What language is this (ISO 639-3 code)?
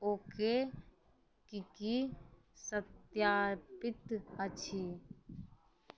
mai